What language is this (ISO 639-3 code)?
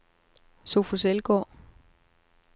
dan